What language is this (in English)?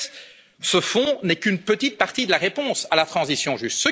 French